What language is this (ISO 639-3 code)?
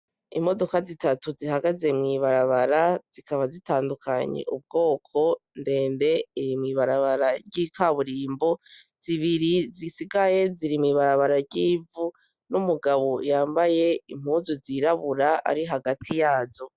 run